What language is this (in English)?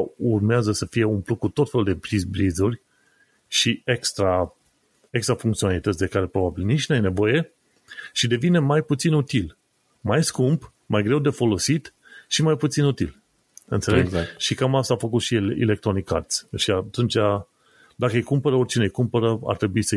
Romanian